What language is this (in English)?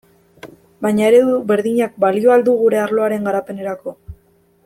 Basque